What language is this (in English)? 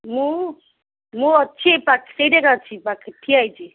Odia